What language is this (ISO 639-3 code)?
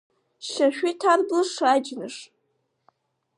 abk